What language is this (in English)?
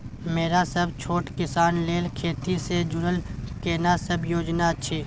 Maithili